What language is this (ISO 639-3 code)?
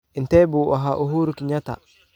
som